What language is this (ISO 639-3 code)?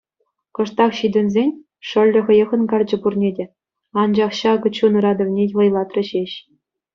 chv